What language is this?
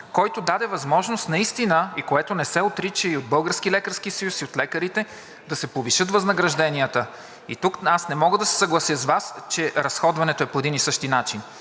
Bulgarian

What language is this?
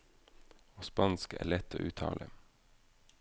Norwegian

